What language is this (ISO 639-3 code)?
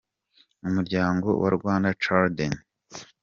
kin